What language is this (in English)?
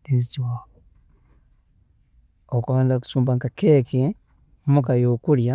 Tooro